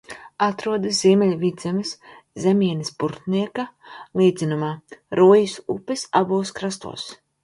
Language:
Latvian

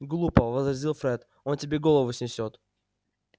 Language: Russian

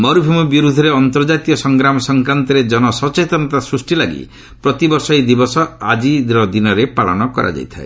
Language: Odia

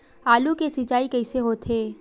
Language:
Chhattisgarhi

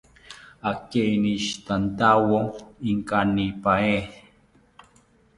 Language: South Ucayali Ashéninka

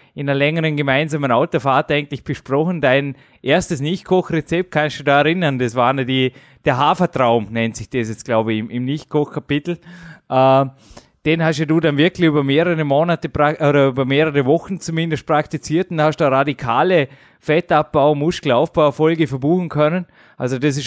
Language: German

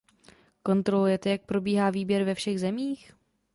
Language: Czech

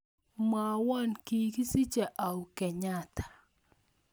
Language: Kalenjin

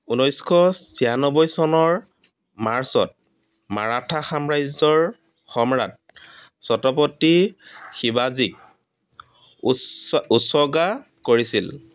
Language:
Assamese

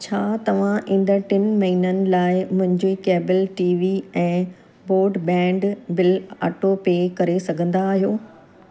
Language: Sindhi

